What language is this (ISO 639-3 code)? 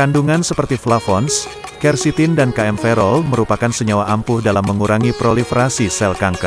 ind